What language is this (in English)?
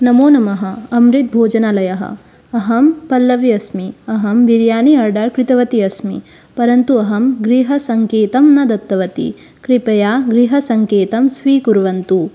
Sanskrit